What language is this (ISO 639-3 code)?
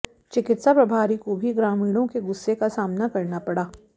hin